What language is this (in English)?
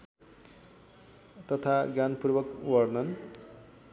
Nepali